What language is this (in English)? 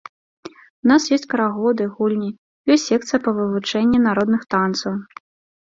Belarusian